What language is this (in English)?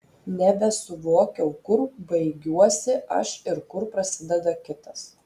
Lithuanian